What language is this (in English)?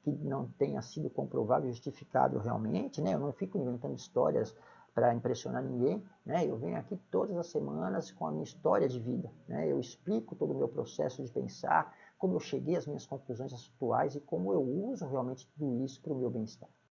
Portuguese